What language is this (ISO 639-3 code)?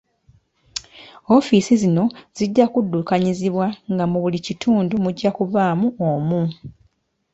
lug